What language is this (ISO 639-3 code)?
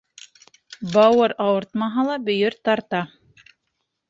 bak